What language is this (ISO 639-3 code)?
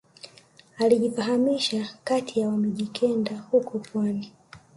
swa